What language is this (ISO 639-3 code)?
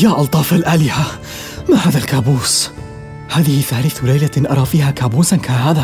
ara